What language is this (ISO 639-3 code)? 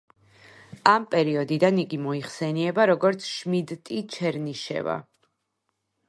kat